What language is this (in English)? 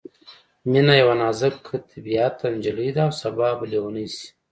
Pashto